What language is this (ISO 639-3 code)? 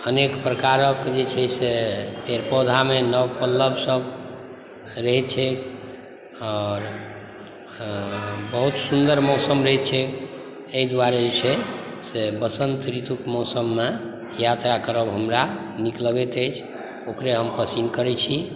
mai